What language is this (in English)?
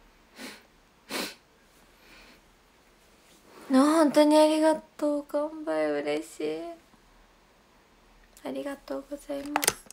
Japanese